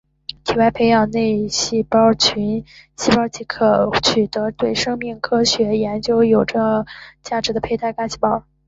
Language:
Chinese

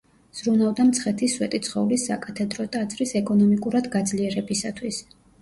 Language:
Georgian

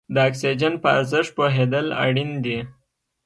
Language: Pashto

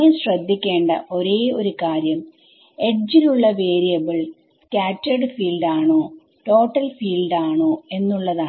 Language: Malayalam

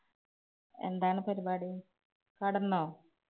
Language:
Malayalam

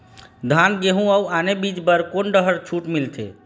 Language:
Chhattisgarhi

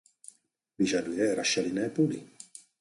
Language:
Czech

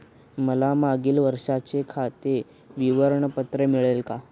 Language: Marathi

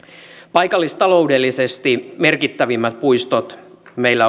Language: Finnish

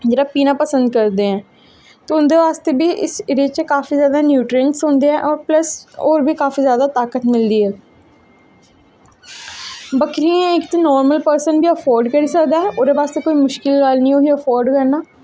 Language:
Dogri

